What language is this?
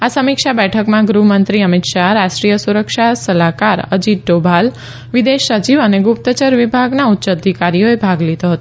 Gujarati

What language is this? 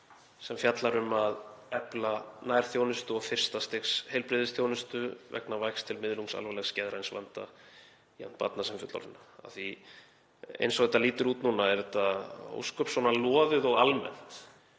Icelandic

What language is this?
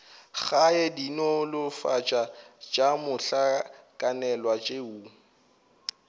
Northern Sotho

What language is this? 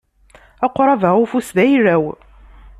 Kabyle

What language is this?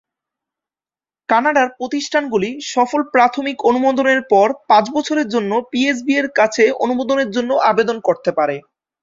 Bangla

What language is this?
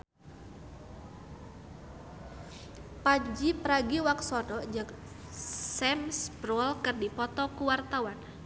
Sundanese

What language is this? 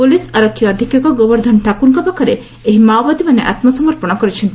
Odia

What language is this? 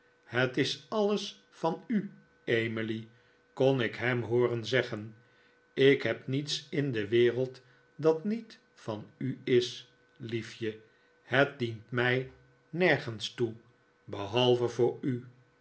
Dutch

